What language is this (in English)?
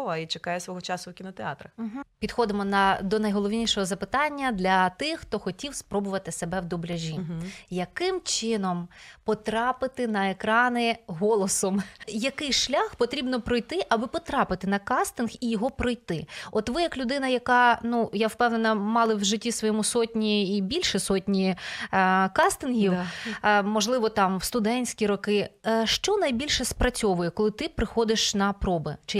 Ukrainian